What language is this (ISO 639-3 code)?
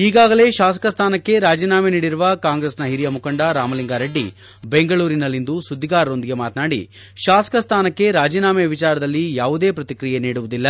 kan